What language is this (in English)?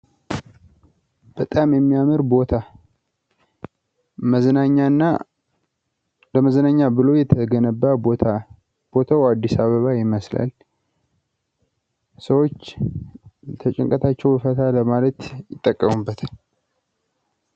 Amharic